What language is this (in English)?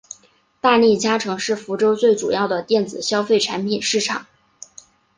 Chinese